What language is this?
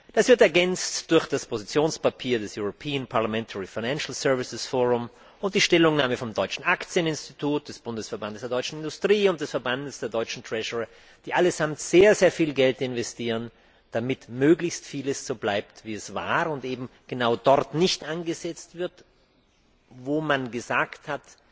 German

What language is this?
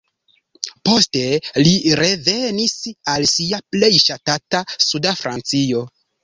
Esperanto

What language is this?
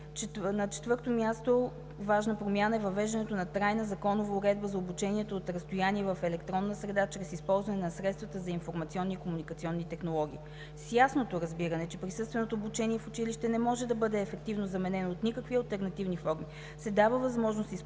Bulgarian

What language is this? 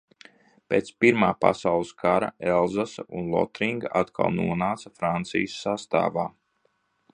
Latvian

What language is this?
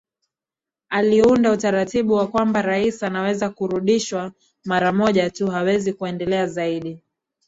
Swahili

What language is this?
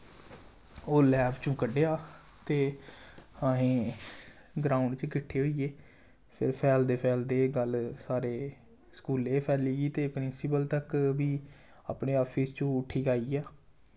Dogri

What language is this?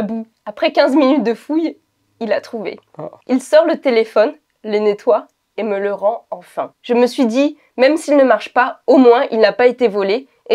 French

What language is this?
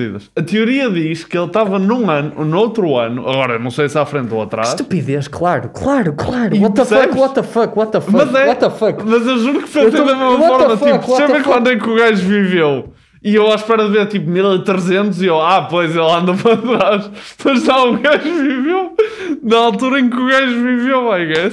Portuguese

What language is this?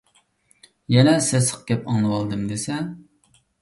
Uyghur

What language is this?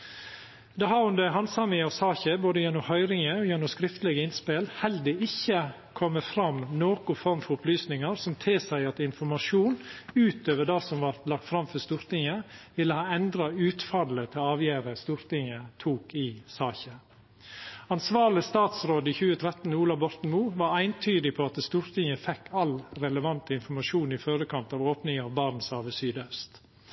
Norwegian Nynorsk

